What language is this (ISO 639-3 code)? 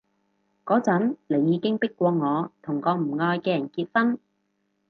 yue